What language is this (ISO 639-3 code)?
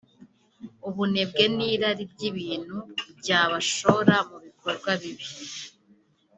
kin